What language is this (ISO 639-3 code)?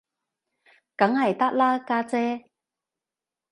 yue